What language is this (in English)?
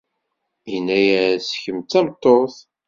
Kabyle